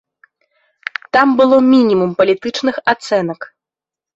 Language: Belarusian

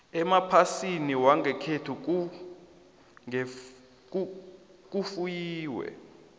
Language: South Ndebele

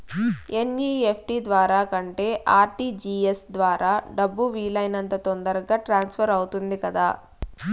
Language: Telugu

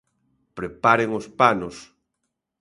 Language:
Galician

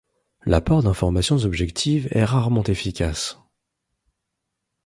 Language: French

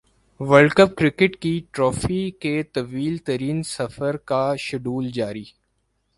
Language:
Urdu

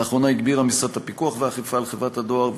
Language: Hebrew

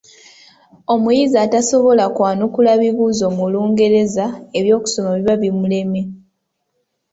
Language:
Ganda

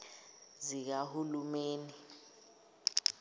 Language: Zulu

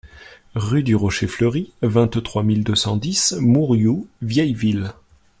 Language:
French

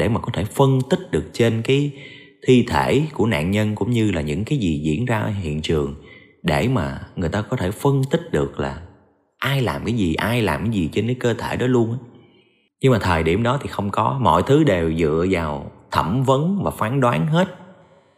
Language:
Vietnamese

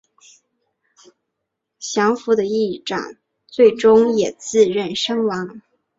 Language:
Chinese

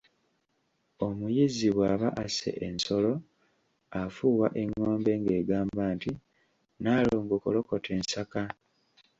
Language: Ganda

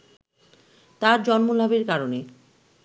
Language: Bangla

